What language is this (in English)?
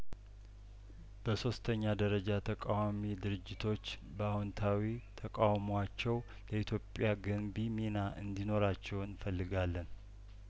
Amharic